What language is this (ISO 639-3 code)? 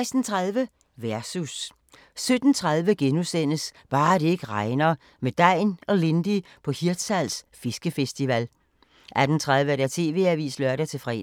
dan